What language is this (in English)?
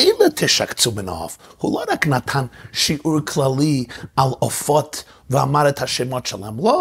Hebrew